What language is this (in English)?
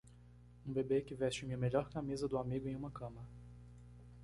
Portuguese